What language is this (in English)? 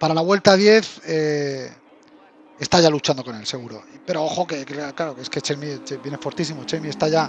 Spanish